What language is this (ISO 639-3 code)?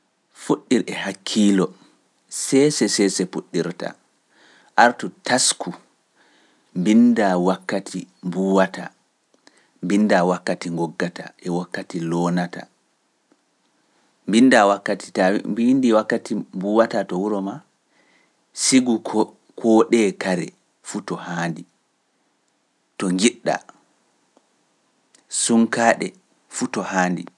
fuf